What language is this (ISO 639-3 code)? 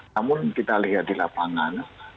ind